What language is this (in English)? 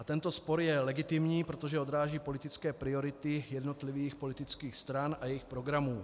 Czech